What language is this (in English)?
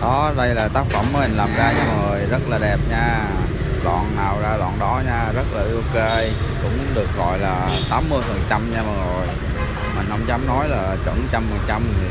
Vietnamese